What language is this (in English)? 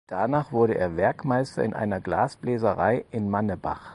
German